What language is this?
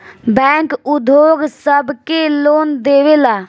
Bhojpuri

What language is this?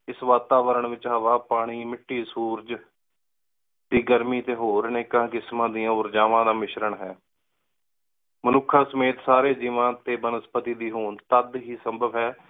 Punjabi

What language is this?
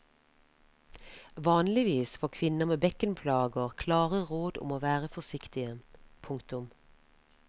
Norwegian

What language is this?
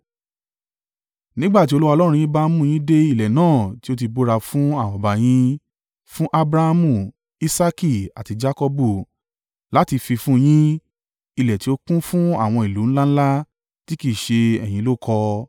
Yoruba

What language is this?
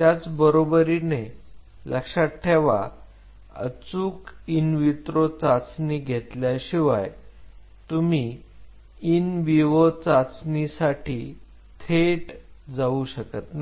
Marathi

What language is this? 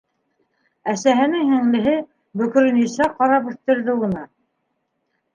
Bashkir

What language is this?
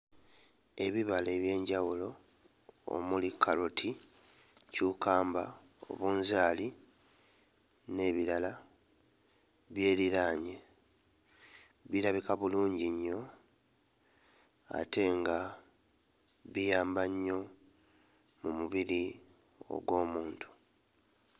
Ganda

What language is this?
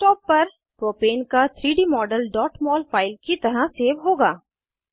Hindi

